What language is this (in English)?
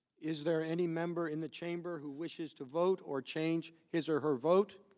English